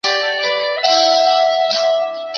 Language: Chinese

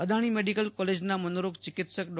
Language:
Gujarati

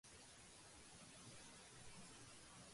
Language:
Japanese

